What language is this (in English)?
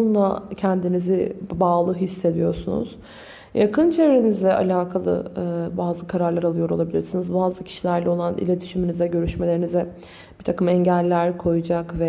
Turkish